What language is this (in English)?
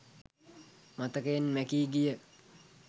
Sinhala